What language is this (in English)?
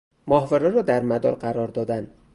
Persian